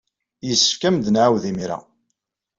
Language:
Kabyle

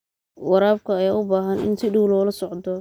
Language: Somali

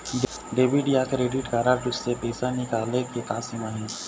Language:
Chhattisgarhi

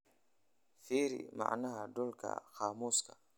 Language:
Somali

